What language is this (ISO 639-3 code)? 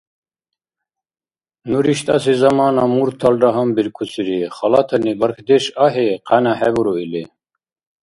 dar